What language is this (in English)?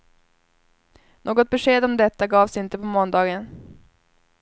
Swedish